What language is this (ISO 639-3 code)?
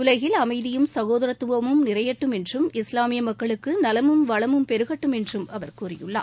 tam